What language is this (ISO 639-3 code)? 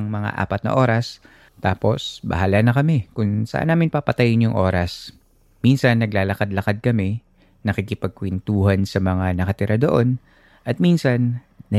fil